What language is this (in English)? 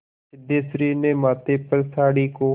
Hindi